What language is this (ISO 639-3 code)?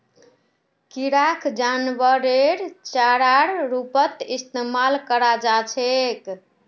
mag